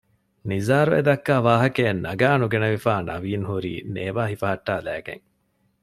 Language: Divehi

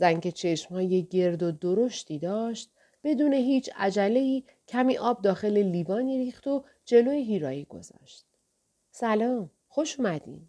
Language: Persian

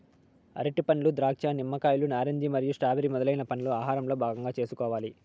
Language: Telugu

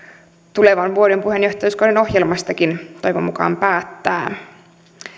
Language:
Finnish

